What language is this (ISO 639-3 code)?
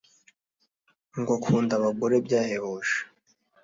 kin